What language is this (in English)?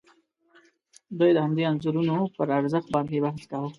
Pashto